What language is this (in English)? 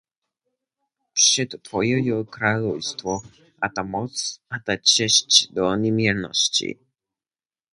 Lower Sorbian